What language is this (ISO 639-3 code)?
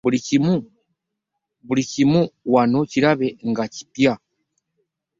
lug